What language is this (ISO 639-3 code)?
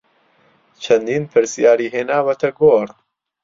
ckb